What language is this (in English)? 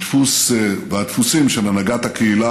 Hebrew